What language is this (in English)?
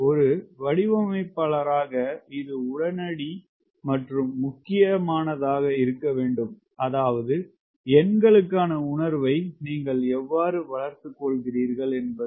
Tamil